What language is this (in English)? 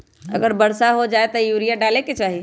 Magahi